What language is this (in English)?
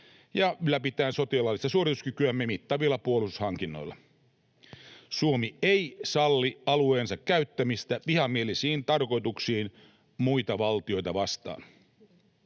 Finnish